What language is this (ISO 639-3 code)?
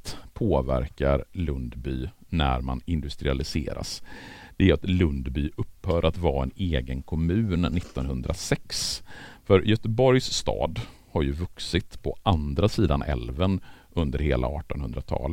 swe